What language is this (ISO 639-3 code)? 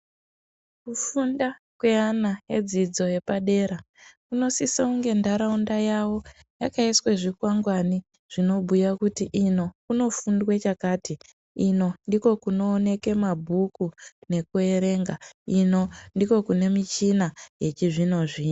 ndc